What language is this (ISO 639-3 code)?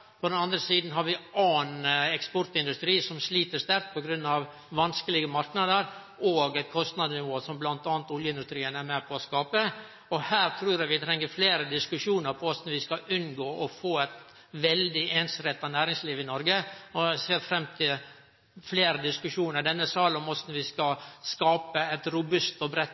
nno